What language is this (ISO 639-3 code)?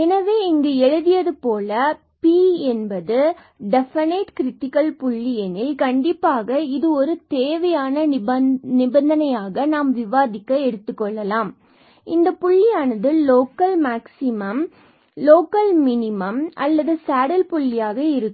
tam